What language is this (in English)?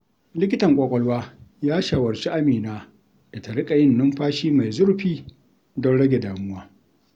Hausa